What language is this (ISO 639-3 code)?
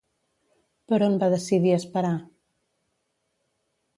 cat